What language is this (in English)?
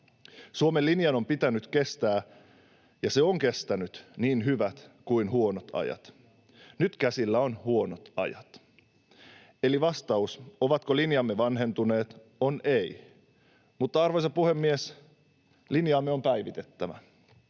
Finnish